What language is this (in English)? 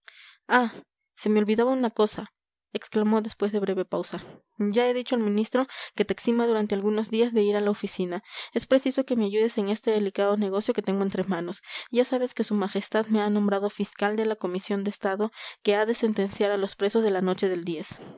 Spanish